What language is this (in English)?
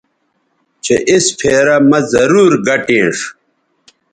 Bateri